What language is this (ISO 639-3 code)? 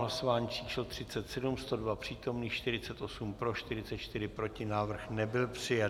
ces